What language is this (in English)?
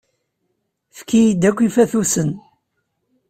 Kabyle